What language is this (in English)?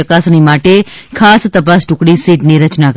Gujarati